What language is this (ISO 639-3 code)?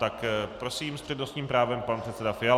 ces